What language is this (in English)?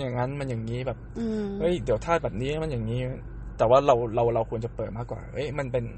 Thai